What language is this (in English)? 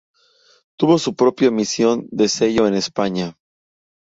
Spanish